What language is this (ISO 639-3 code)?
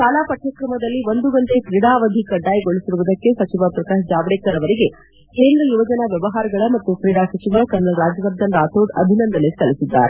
kan